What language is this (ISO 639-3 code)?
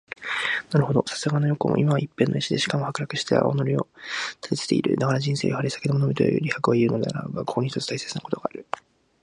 jpn